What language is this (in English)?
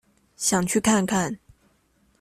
Chinese